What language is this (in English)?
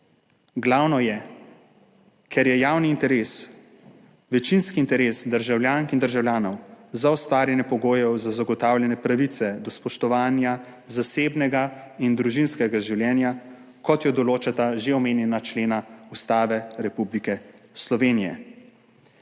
Slovenian